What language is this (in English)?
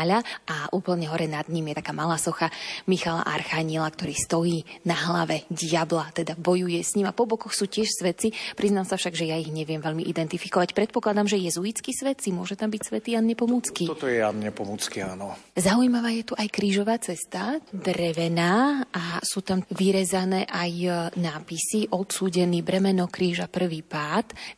Slovak